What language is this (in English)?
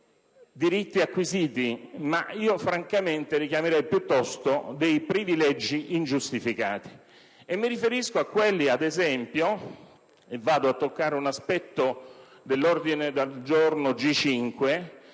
Italian